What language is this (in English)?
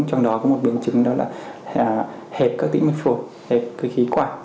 Vietnamese